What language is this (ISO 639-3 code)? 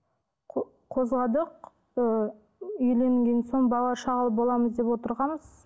kaz